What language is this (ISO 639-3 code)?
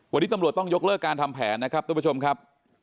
tha